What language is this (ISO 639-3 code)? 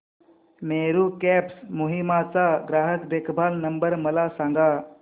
mar